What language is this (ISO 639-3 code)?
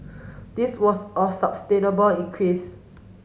eng